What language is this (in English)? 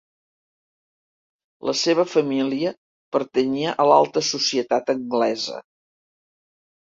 Catalan